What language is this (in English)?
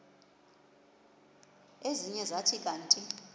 Xhosa